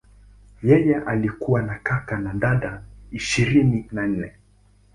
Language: Swahili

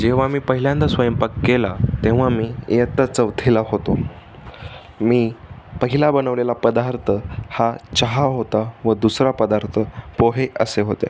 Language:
Marathi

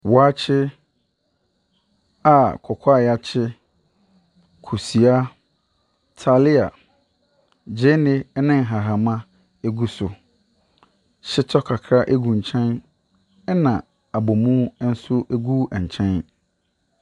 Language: Akan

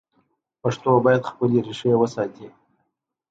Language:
Pashto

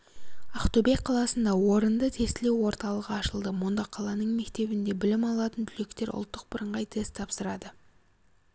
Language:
Kazakh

